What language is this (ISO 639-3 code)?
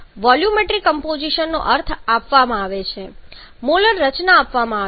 guj